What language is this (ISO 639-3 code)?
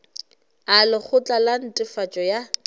nso